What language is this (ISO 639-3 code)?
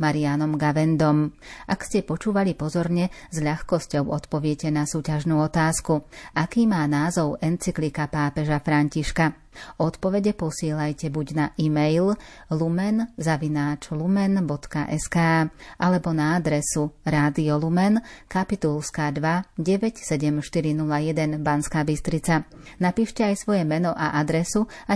slk